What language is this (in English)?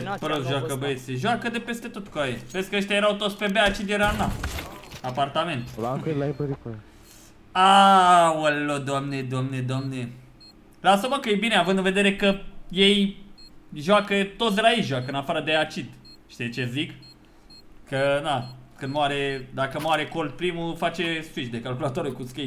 Romanian